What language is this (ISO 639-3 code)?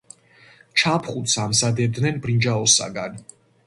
kat